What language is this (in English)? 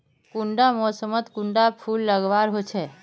Magahi